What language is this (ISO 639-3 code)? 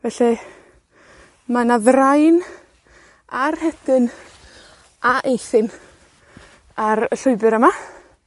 cym